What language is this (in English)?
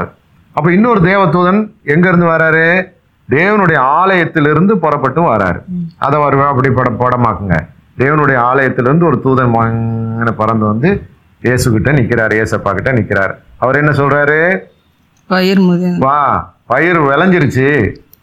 Tamil